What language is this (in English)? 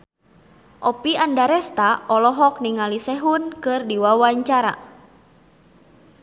Sundanese